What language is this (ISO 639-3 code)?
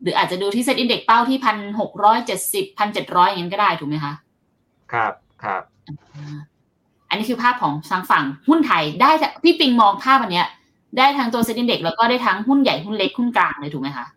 tha